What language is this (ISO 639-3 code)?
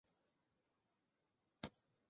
zho